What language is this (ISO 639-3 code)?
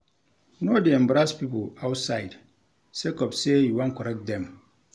pcm